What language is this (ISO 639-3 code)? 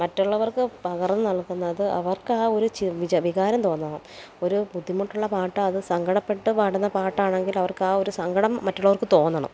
mal